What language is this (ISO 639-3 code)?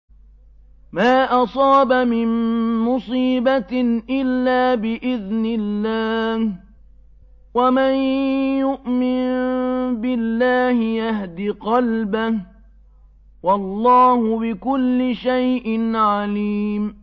ara